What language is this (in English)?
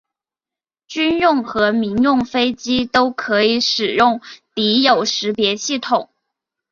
Chinese